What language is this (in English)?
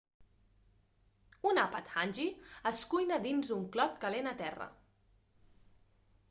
Catalan